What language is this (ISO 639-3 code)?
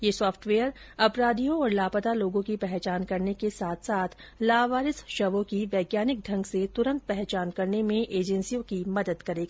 hin